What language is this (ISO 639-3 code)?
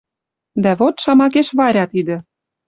mrj